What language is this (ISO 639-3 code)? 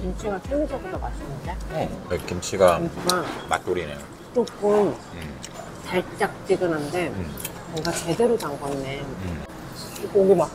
kor